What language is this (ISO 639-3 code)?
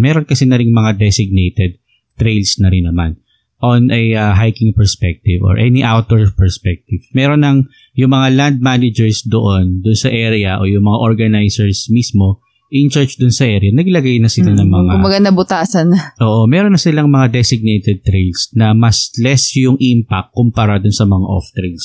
fil